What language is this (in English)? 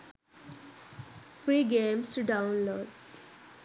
Sinhala